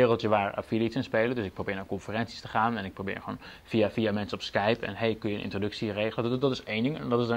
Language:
Dutch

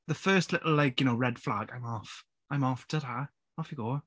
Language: Welsh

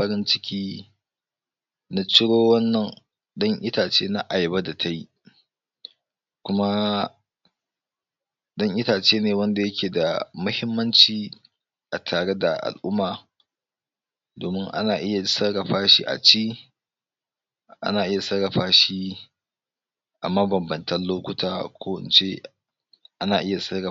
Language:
Hausa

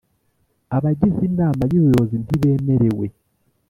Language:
Kinyarwanda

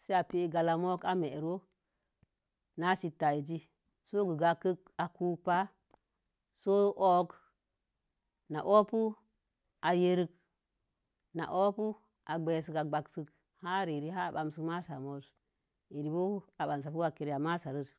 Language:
Mom Jango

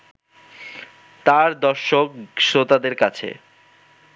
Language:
Bangla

